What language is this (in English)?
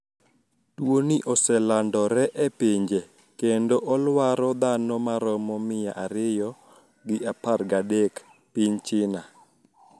Luo (Kenya and Tanzania)